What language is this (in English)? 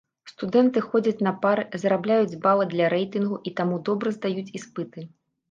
Belarusian